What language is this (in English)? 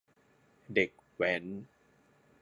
Thai